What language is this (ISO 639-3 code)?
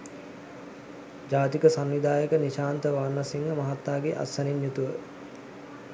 sin